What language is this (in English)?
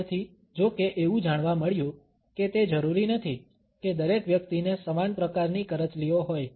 Gujarati